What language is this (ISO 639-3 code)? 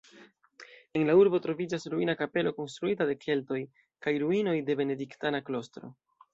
epo